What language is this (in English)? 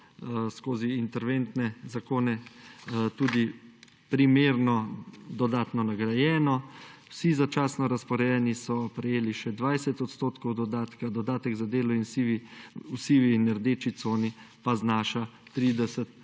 Slovenian